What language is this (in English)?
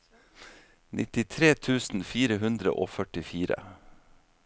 Norwegian